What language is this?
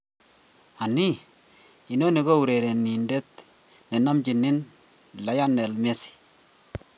Kalenjin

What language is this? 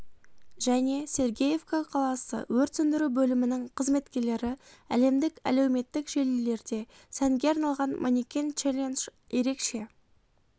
Kazakh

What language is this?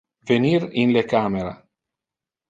Interlingua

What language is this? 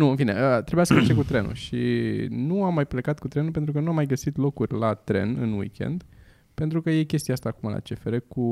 Romanian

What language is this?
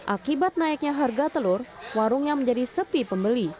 Indonesian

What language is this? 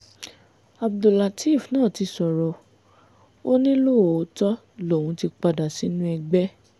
Yoruba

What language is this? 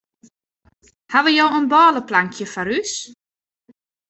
Western Frisian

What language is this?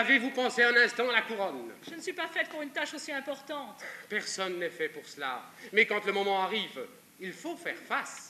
French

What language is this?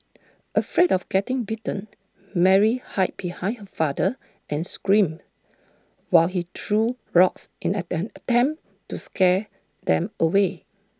English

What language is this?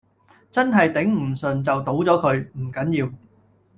Cantonese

